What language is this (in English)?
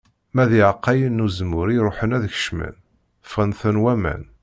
Kabyle